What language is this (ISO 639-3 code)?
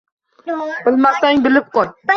uzb